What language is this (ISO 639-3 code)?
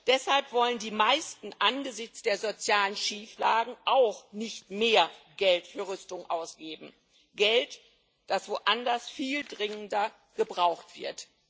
deu